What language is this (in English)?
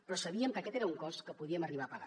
Catalan